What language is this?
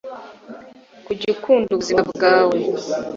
Kinyarwanda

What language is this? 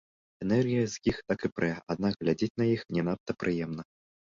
Belarusian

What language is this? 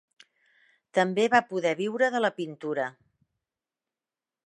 Catalan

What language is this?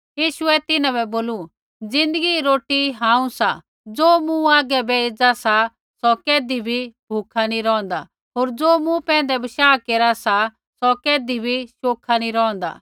Kullu Pahari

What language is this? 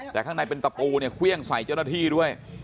Thai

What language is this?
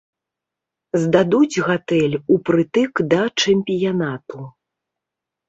Belarusian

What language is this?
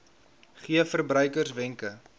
Afrikaans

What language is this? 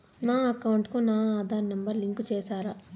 Telugu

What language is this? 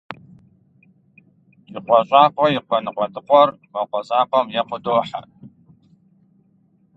Kabardian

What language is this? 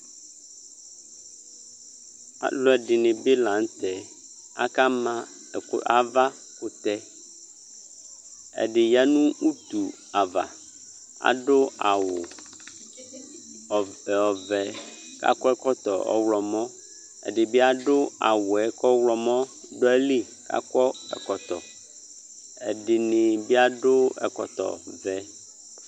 Ikposo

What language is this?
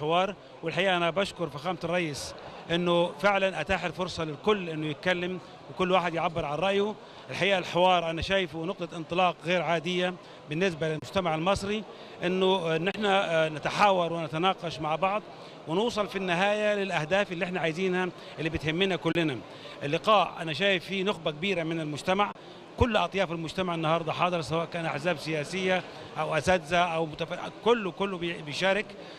Arabic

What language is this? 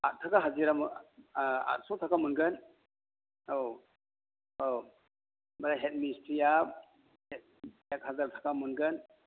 Bodo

